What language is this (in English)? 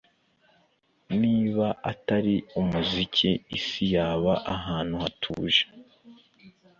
Kinyarwanda